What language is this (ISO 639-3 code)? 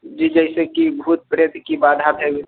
mai